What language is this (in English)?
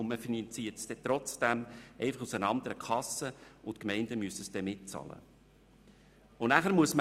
Swiss German